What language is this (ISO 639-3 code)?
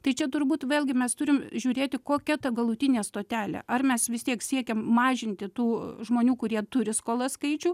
lit